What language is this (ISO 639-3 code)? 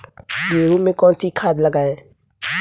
hin